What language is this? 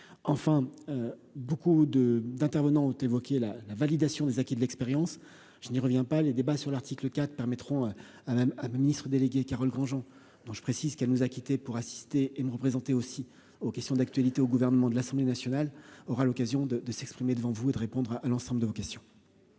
French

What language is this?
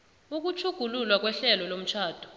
South Ndebele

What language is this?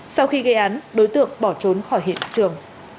Vietnamese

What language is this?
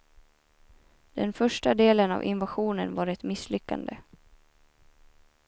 Swedish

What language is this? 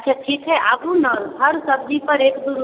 Maithili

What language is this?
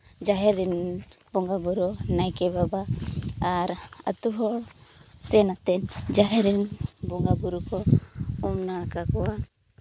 Santali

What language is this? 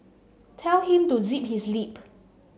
English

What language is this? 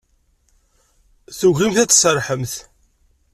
Kabyle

